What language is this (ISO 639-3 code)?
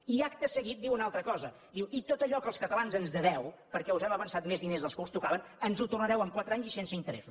cat